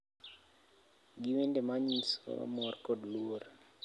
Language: Luo (Kenya and Tanzania)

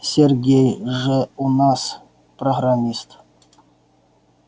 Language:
Russian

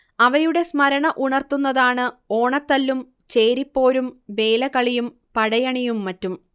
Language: Malayalam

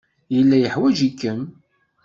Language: Kabyle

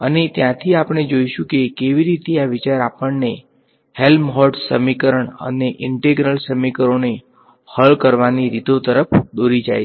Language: Gujarati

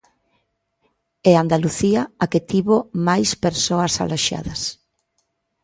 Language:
Galician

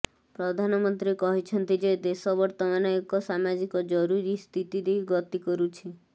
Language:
Odia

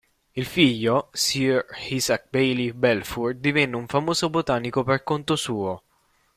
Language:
Italian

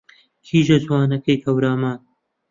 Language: Central Kurdish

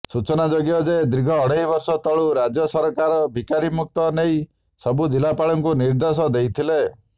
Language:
Odia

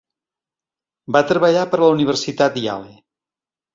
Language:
Catalan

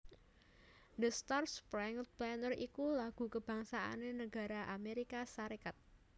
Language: Javanese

